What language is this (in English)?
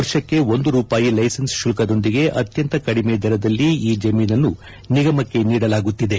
Kannada